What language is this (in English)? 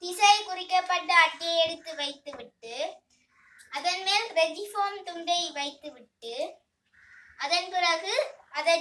Hindi